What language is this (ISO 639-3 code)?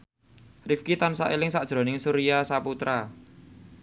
jav